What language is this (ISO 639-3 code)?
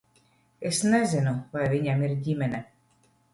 lav